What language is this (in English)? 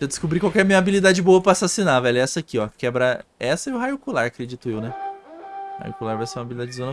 Portuguese